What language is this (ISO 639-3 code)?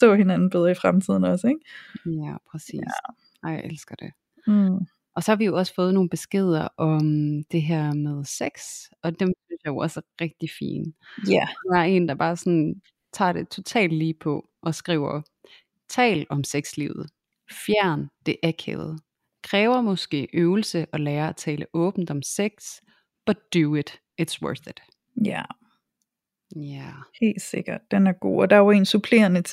dan